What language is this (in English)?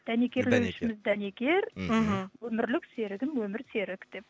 Kazakh